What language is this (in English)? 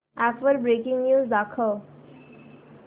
Marathi